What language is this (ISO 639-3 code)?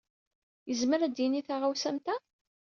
kab